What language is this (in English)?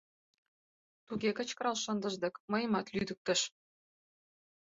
Mari